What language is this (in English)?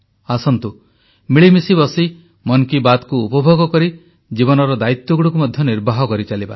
Odia